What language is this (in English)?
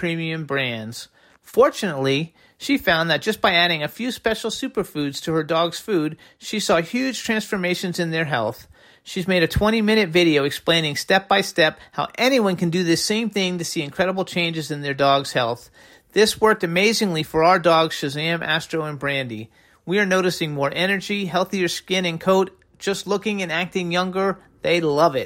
English